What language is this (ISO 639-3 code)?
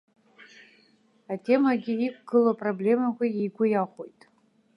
abk